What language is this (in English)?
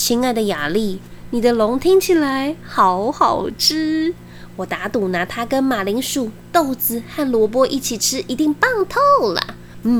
Chinese